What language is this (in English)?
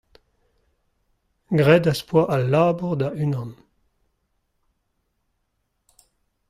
Breton